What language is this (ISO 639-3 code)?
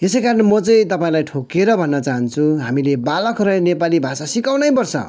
nep